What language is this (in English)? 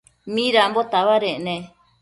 Matsés